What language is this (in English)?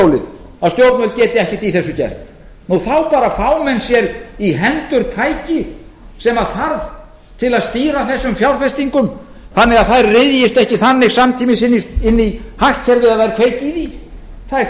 Icelandic